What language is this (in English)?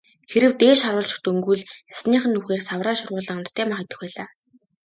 Mongolian